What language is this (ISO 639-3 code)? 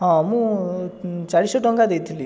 ori